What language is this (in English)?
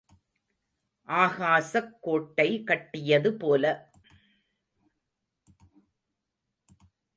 Tamil